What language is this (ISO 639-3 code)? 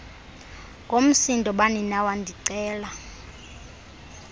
xho